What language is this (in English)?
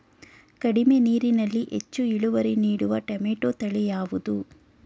Kannada